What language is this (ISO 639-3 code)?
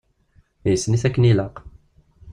kab